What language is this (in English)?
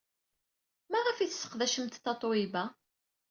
Kabyle